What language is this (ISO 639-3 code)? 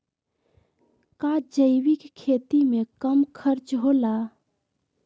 mag